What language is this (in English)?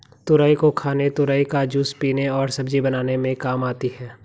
Hindi